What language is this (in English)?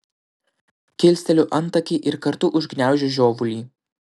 Lithuanian